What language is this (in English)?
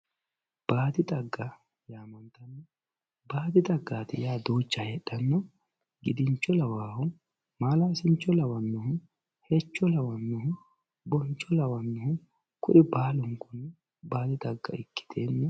Sidamo